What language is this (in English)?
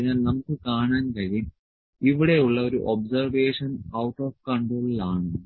Malayalam